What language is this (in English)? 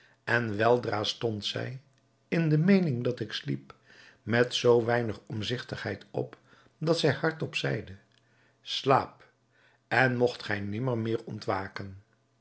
Dutch